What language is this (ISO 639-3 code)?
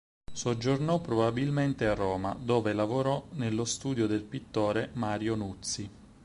ita